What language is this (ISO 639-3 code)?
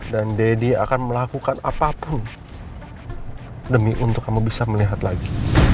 ind